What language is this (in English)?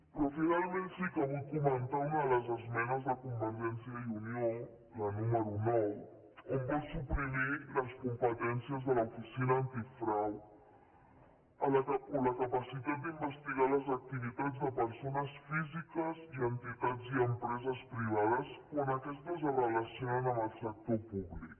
Catalan